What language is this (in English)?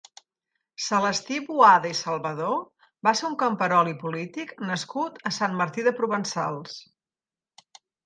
Catalan